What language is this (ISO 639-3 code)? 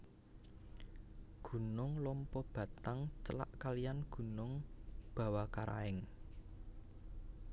jav